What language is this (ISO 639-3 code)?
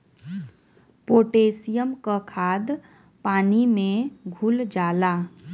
bho